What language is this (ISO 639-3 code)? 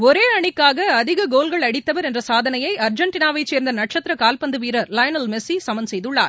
tam